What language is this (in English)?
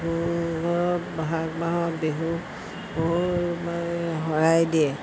Assamese